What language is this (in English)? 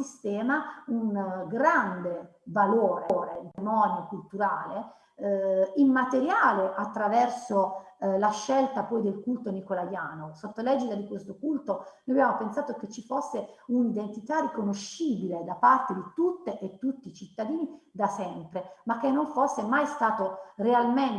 Italian